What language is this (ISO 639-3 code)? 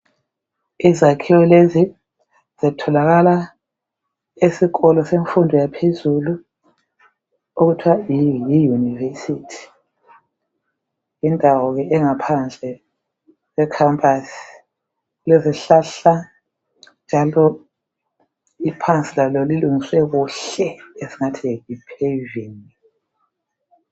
nde